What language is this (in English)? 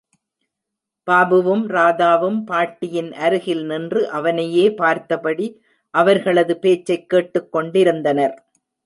Tamil